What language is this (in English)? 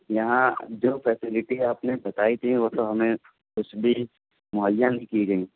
Urdu